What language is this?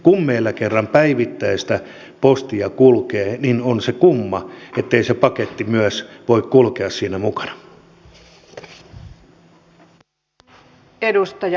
Finnish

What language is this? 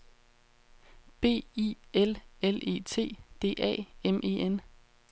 Danish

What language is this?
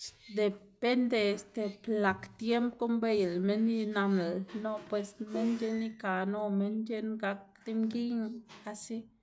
Xanaguía Zapotec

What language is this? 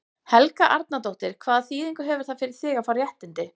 Icelandic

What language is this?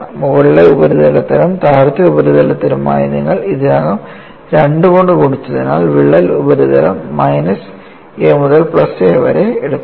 Malayalam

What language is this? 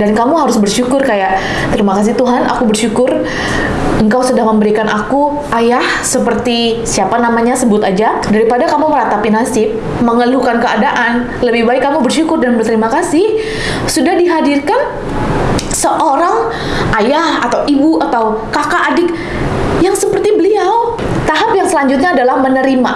Indonesian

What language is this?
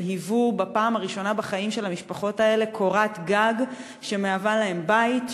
Hebrew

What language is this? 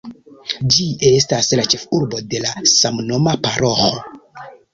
Esperanto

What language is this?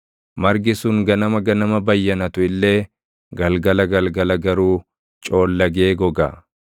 Oromo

